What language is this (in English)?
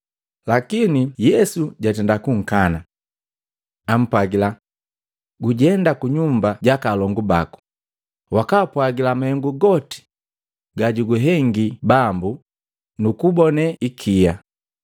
Matengo